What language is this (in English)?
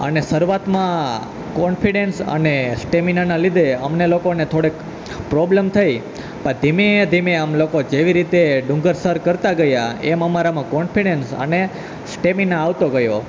Gujarati